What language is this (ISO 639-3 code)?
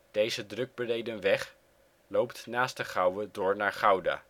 nld